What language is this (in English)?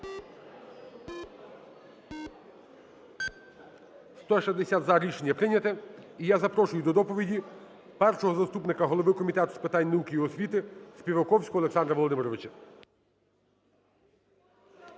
Ukrainian